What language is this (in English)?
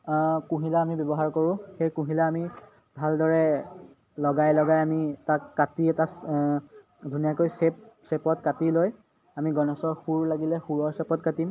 Assamese